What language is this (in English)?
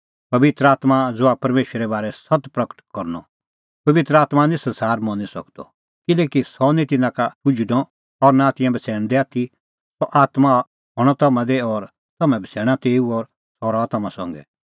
Kullu Pahari